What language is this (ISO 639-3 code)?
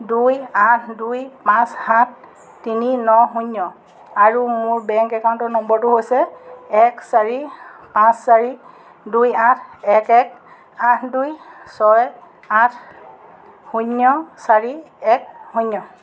asm